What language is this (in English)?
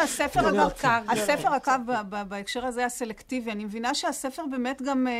Hebrew